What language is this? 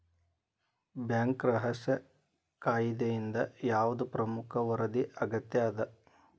Kannada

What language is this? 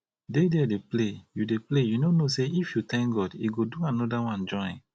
Nigerian Pidgin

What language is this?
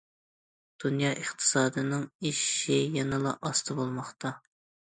Uyghur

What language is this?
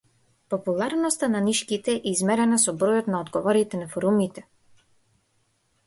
Macedonian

